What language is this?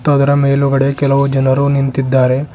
Kannada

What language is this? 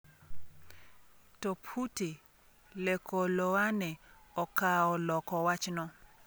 Luo (Kenya and Tanzania)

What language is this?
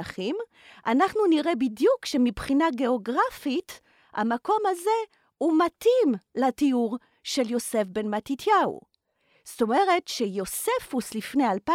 Hebrew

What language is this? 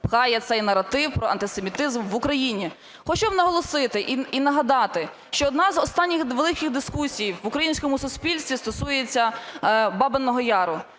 Ukrainian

